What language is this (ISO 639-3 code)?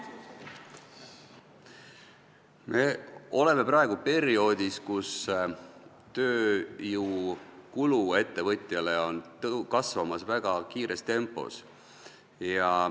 est